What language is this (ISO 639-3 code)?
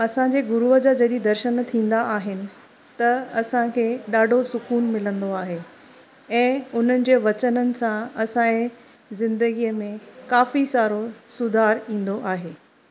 snd